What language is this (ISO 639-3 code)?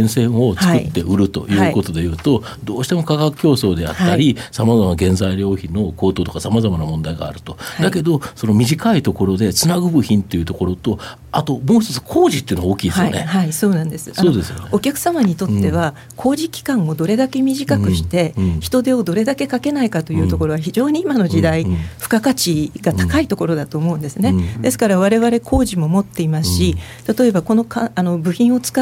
jpn